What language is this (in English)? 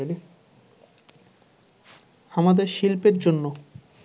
Bangla